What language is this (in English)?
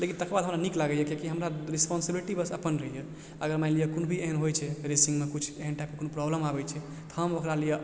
Maithili